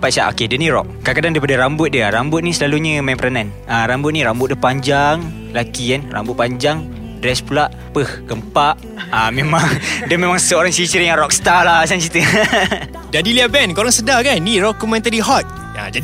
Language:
Malay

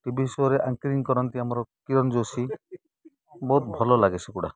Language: Odia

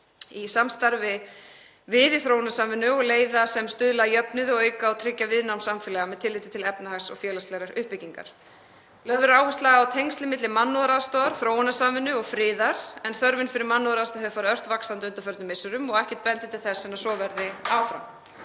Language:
Icelandic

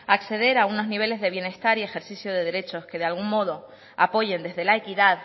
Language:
Spanish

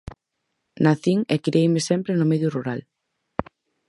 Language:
Galician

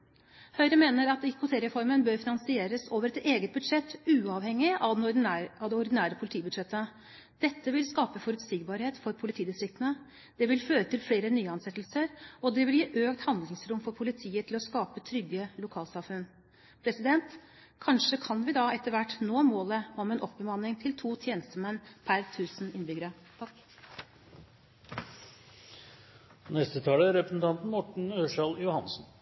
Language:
Norwegian Bokmål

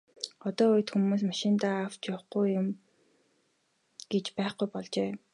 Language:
Mongolian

